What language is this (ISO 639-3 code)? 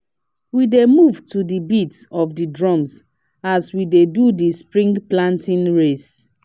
pcm